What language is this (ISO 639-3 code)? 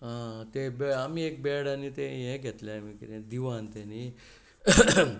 kok